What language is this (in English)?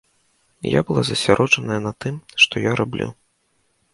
Belarusian